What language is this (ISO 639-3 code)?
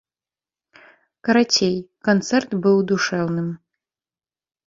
bel